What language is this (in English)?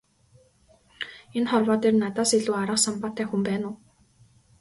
Mongolian